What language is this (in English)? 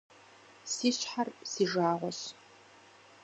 Kabardian